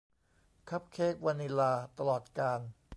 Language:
Thai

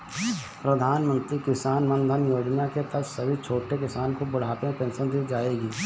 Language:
Hindi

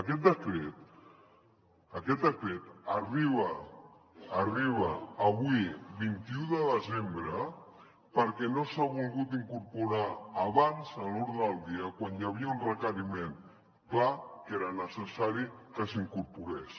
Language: Catalan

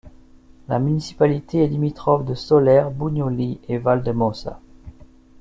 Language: French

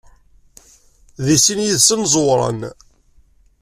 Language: Kabyle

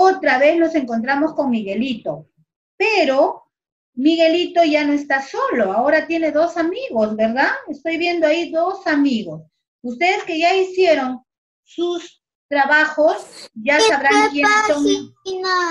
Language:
Spanish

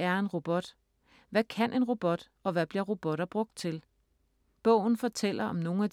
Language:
Danish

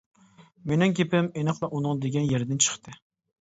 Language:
Uyghur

